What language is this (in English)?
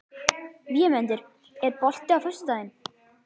Icelandic